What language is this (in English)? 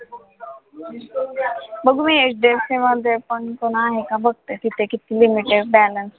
Marathi